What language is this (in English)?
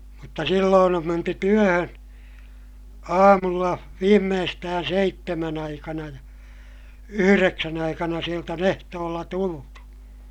Finnish